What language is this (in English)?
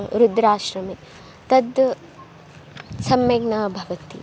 Sanskrit